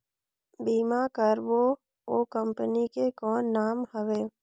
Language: Chhattisgarhi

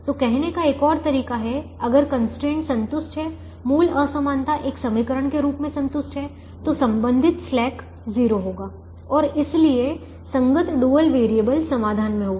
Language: Hindi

